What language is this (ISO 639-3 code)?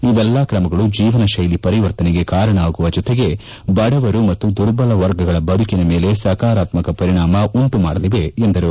kan